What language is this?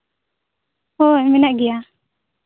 Santali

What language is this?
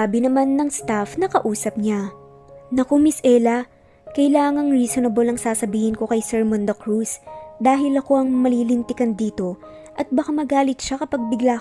Filipino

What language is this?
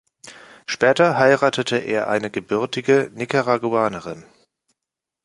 German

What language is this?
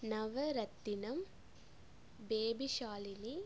Tamil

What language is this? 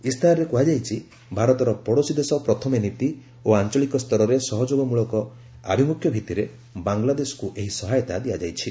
Odia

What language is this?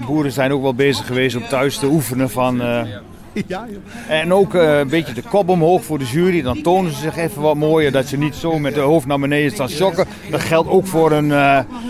Dutch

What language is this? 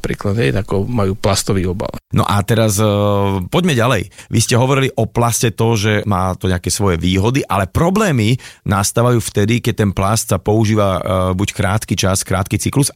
Slovak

